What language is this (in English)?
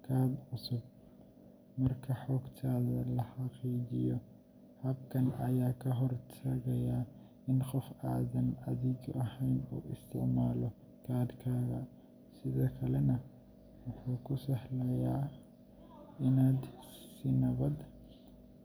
Somali